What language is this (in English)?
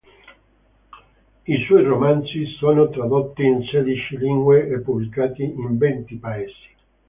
Italian